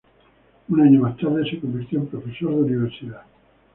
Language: Spanish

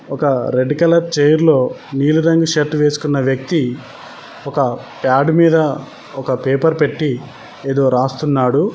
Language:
Telugu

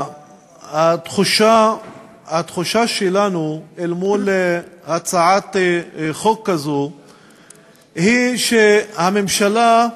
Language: Hebrew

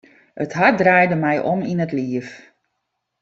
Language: Western Frisian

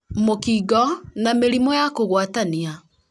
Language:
Kikuyu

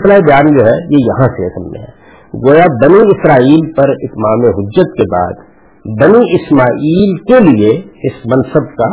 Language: Urdu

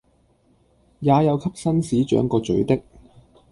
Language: Cantonese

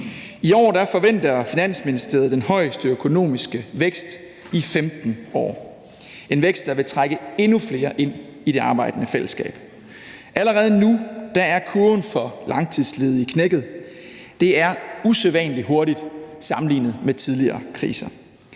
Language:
Danish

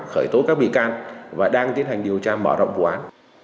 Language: Vietnamese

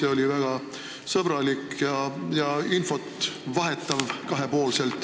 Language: Estonian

